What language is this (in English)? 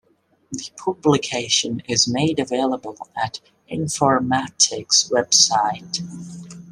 English